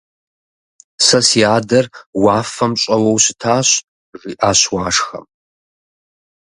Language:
Kabardian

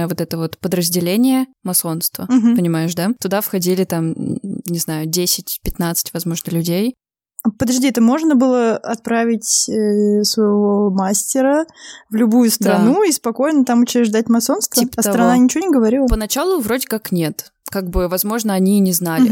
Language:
Russian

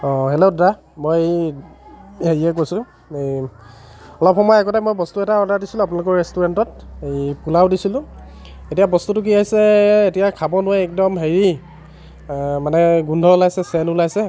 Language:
Assamese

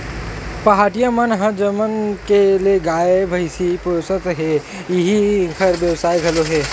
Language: Chhattisgarhi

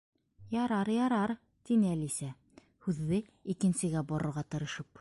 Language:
Bashkir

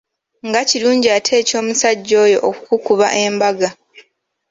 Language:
Ganda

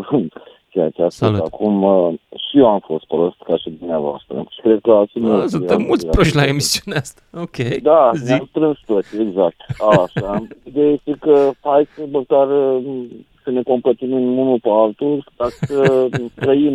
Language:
Romanian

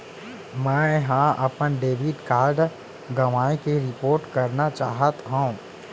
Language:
Chhattisgarhi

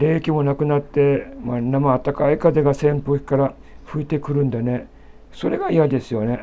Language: Japanese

